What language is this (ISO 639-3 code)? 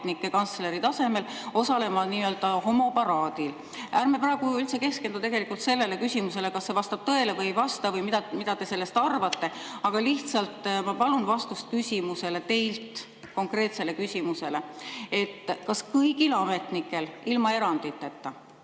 est